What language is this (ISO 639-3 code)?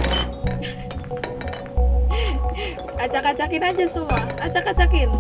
ind